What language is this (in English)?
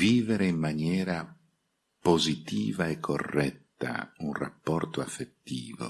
Italian